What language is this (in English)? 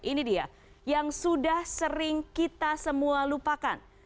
Indonesian